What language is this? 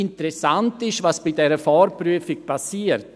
Swiss German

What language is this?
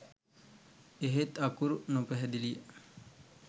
Sinhala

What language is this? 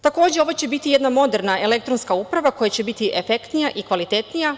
Serbian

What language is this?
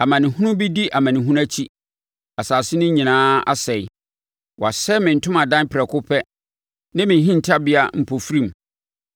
Akan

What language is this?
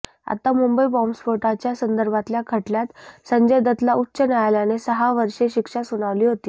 Marathi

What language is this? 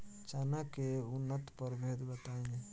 Bhojpuri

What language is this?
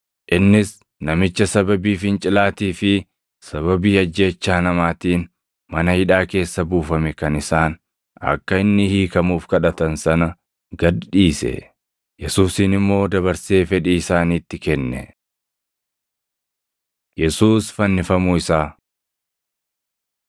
Oromo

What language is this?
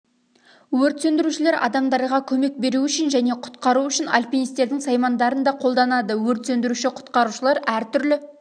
Kazakh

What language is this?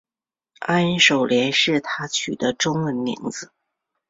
Chinese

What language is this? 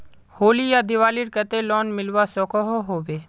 Magahi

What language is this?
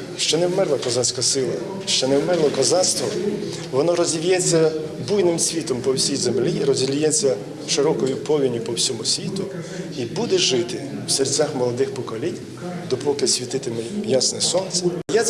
Ukrainian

